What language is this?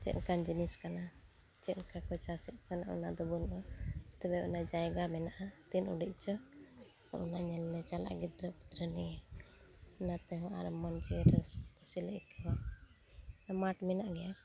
Santali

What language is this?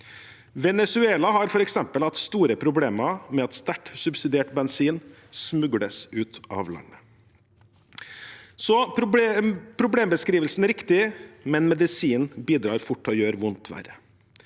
Norwegian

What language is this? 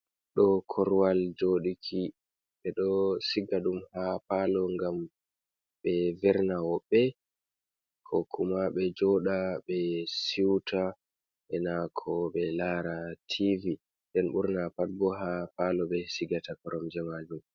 Fula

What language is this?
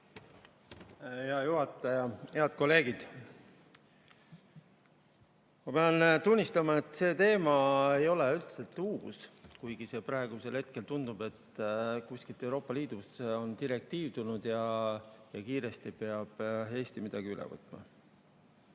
Estonian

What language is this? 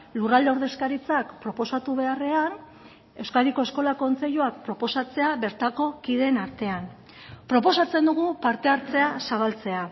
Basque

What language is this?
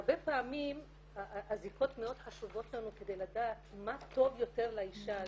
Hebrew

